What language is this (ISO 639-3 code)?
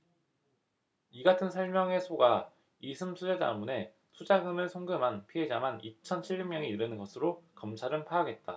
kor